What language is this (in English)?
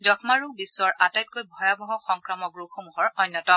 Assamese